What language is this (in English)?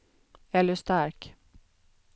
Swedish